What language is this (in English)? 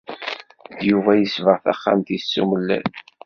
Kabyle